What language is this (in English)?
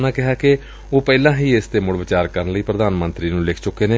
Punjabi